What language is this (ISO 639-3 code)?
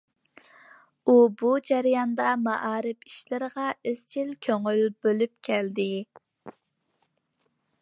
uig